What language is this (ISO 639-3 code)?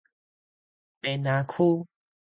nan